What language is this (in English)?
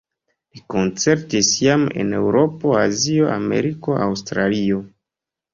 Esperanto